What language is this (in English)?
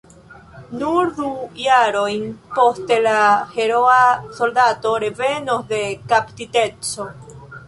Esperanto